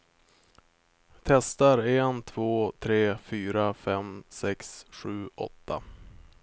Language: Swedish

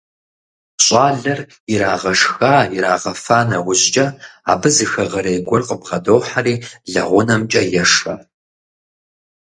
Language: Kabardian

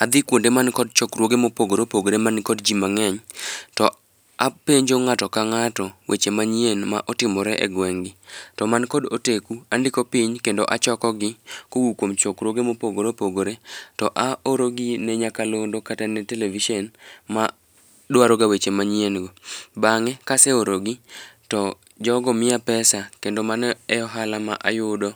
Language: Luo (Kenya and Tanzania)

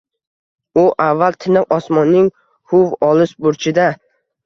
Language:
Uzbek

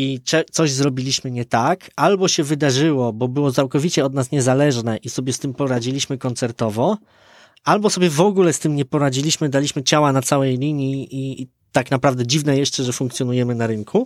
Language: Polish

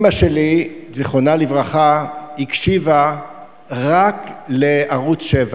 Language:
Hebrew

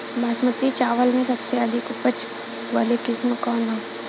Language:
Bhojpuri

